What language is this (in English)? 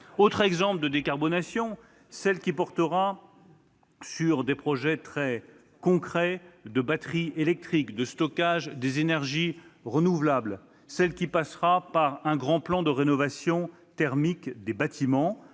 French